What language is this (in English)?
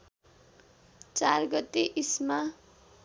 Nepali